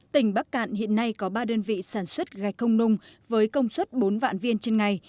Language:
Vietnamese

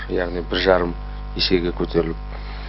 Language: Kazakh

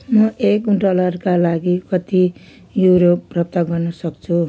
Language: Nepali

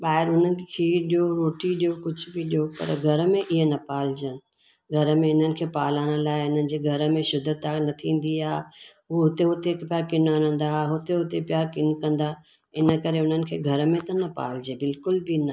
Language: Sindhi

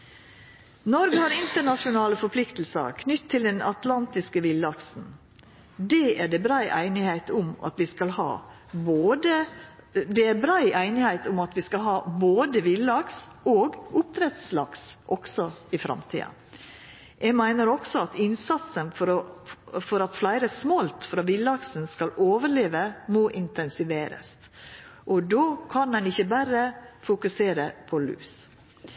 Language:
Norwegian Nynorsk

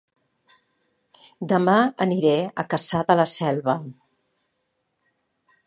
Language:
Catalan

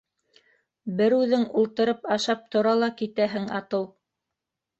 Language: Bashkir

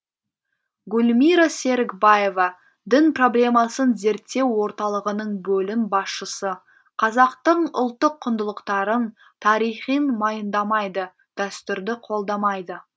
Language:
Kazakh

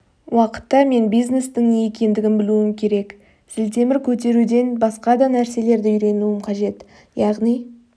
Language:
Kazakh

